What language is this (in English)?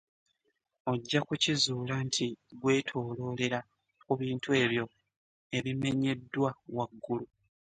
Ganda